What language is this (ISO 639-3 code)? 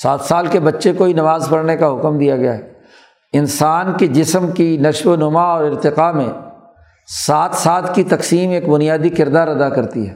urd